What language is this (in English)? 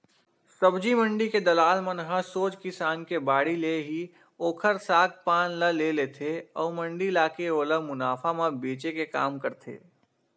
Chhattisgarhi